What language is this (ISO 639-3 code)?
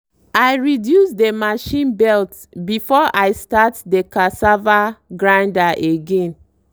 pcm